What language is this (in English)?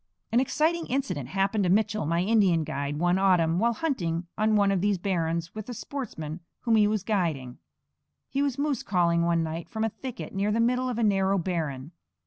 English